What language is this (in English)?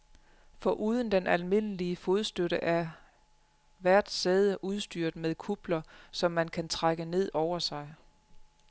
Danish